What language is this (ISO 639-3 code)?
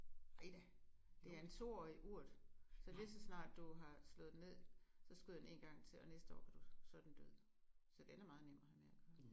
dan